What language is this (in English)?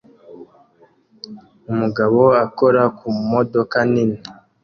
Kinyarwanda